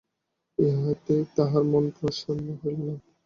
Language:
Bangla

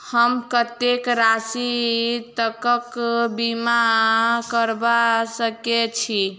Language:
Maithili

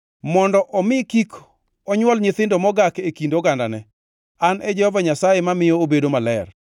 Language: Luo (Kenya and Tanzania)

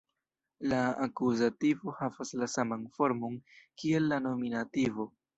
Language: Esperanto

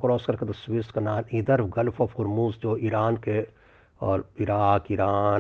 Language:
Hindi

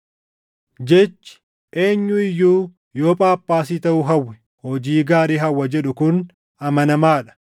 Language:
Oromo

